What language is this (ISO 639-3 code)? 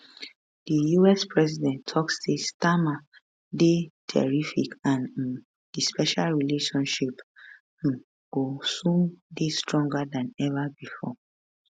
pcm